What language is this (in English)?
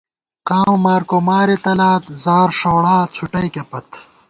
Gawar-Bati